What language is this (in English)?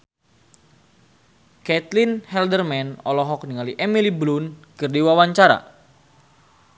Sundanese